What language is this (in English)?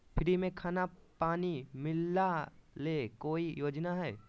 Magahi